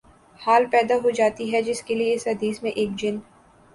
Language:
Urdu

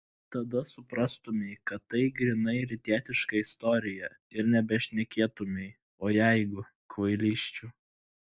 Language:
Lithuanian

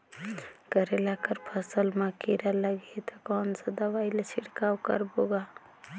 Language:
Chhattisgarhi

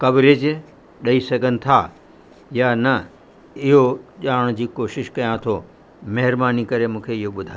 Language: Sindhi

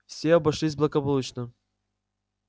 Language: Russian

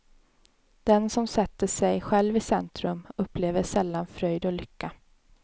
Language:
Swedish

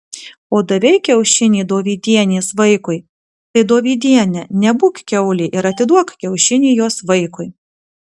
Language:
Lithuanian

